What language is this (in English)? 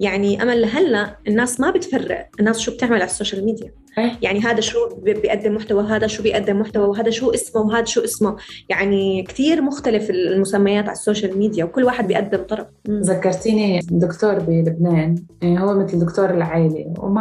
Arabic